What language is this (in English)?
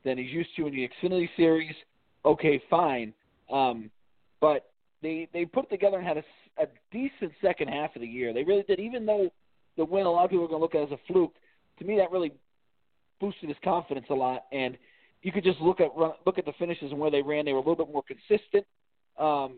English